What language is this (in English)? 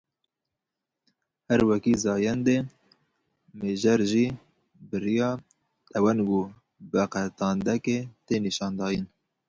Kurdish